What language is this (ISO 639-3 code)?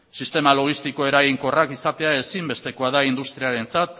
eus